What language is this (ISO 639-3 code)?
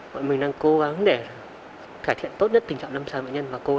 vie